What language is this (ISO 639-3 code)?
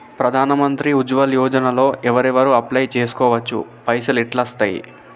tel